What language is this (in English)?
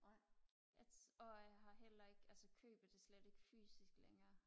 Danish